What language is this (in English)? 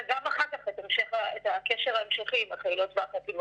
Hebrew